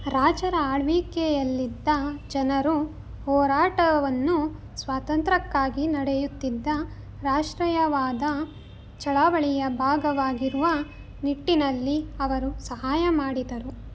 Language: Kannada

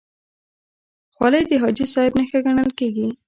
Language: Pashto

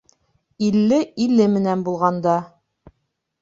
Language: Bashkir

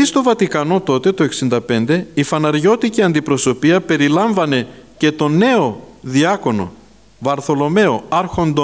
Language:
Greek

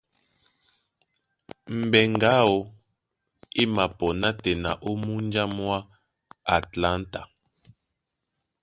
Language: Duala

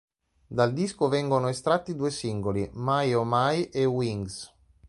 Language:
Italian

